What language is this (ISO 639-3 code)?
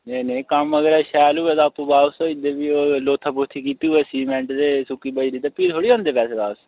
doi